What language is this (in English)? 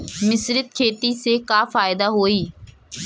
Bhojpuri